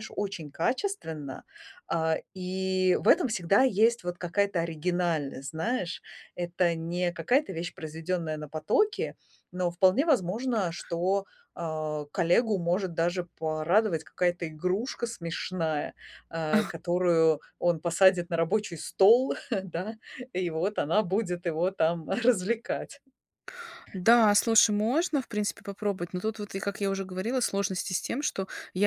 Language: Russian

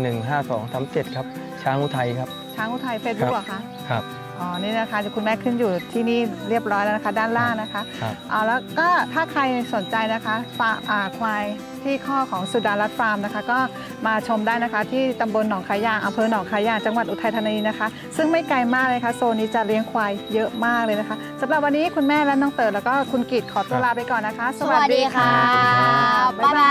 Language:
Thai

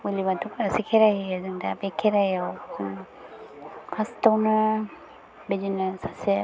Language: Bodo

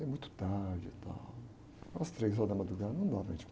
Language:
Portuguese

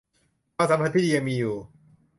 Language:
Thai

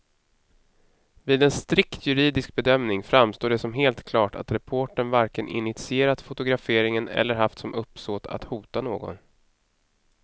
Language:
Swedish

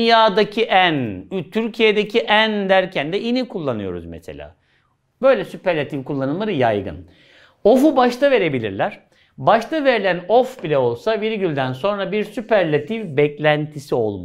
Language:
Turkish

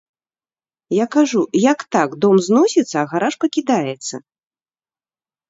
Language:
Belarusian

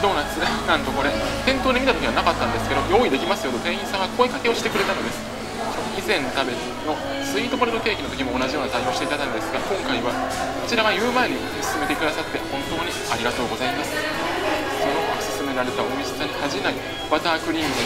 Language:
Japanese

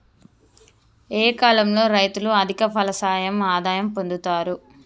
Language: Telugu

